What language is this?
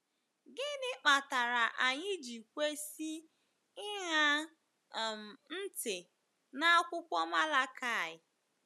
Igbo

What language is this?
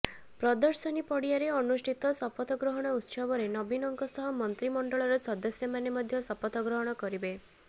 Odia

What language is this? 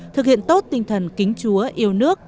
Vietnamese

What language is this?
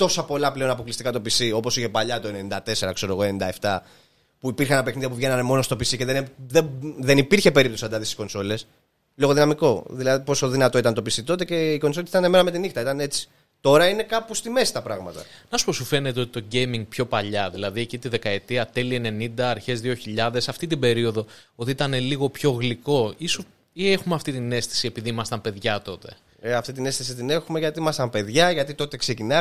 Greek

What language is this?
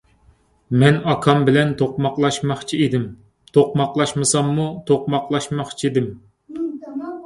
Uyghur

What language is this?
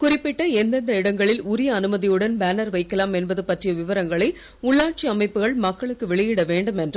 Tamil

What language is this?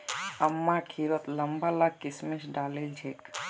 Magahi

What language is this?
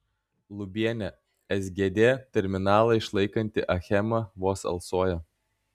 Lithuanian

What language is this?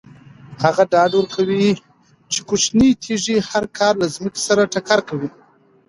Pashto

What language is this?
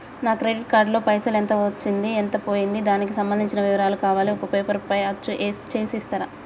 Telugu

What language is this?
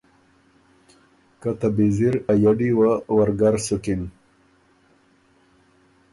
Ormuri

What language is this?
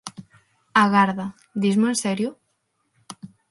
Galician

